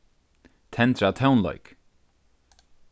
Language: Faroese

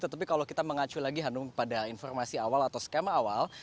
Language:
Indonesian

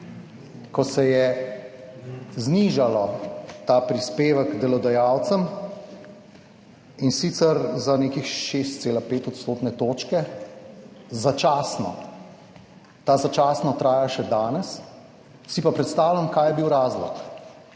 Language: Slovenian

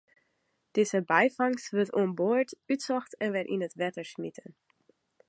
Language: Western Frisian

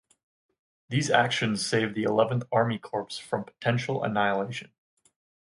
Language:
English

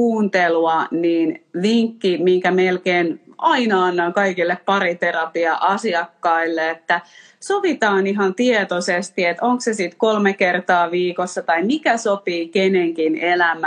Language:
Finnish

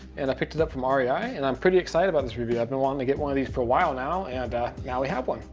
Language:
English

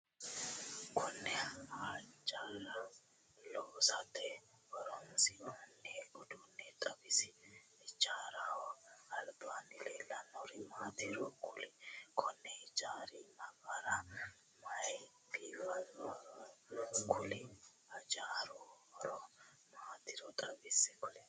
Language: Sidamo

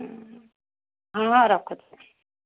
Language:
Odia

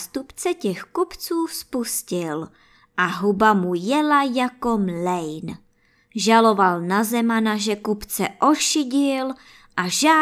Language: Czech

